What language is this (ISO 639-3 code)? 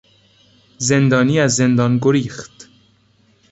fas